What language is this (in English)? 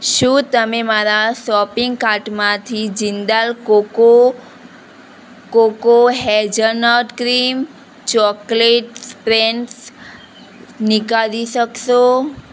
Gujarati